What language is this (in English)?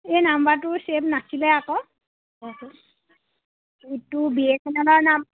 Assamese